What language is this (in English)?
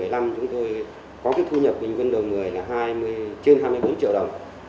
Vietnamese